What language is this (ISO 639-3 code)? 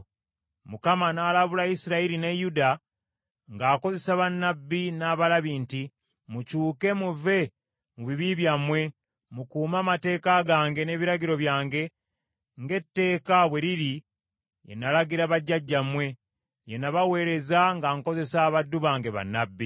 lug